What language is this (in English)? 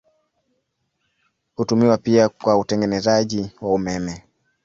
Swahili